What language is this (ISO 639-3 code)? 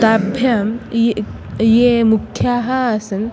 san